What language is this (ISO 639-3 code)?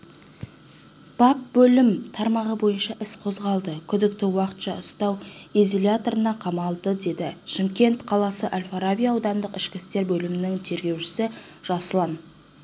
kaz